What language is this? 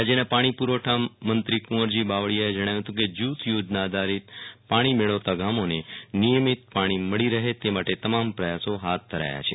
Gujarati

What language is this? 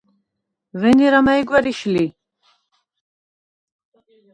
Svan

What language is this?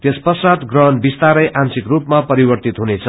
Nepali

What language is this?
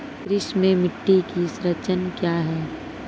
Hindi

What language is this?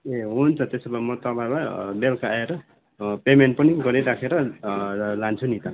Nepali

